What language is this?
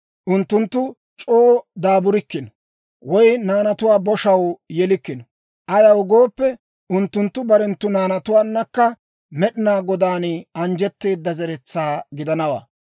Dawro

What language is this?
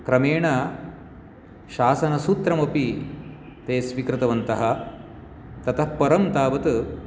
Sanskrit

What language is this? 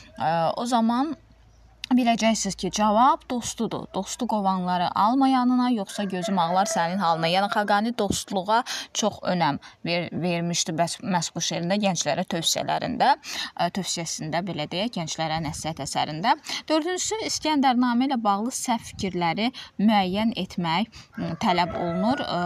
Turkish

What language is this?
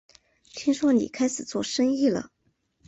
Chinese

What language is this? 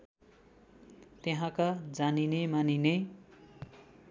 Nepali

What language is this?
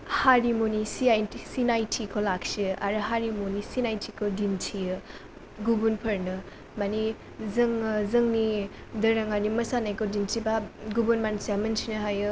Bodo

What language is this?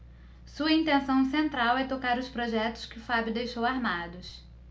Portuguese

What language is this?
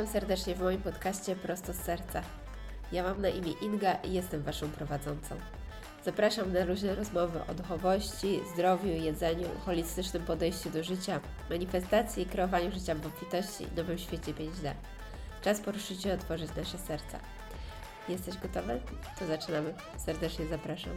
Polish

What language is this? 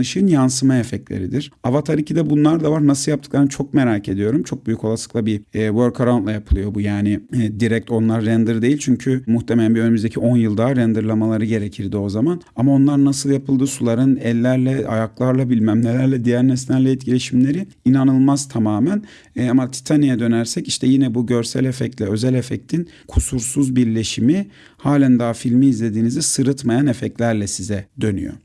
Turkish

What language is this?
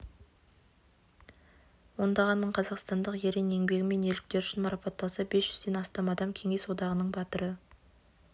Kazakh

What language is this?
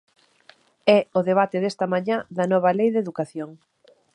Galician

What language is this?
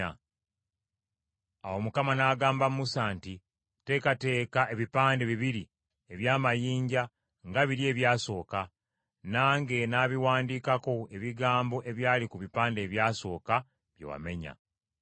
Ganda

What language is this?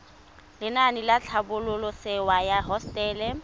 Tswana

